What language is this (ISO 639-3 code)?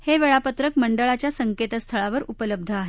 mar